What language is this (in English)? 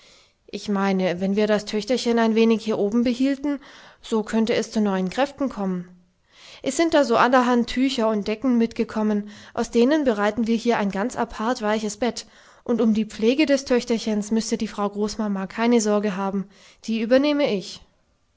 German